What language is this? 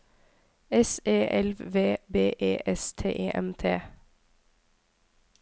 Norwegian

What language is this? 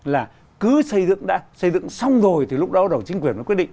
Vietnamese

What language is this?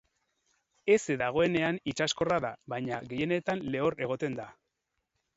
Basque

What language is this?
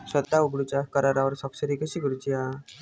Marathi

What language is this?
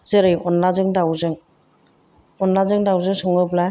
Bodo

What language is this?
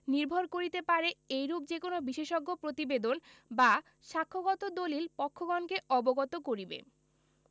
Bangla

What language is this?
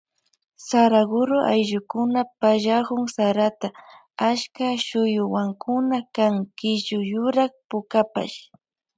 Loja Highland Quichua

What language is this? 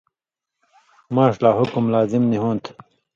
Indus Kohistani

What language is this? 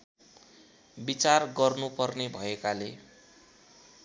Nepali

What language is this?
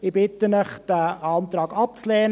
Swiss German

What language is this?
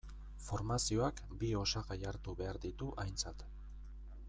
Basque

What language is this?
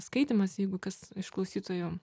Lithuanian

